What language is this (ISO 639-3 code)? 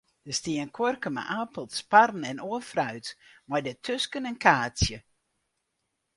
fry